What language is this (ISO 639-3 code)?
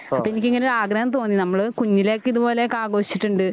mal